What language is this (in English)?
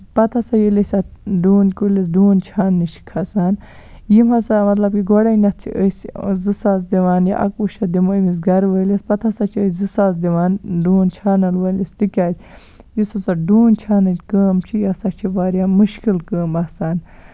Kashmiri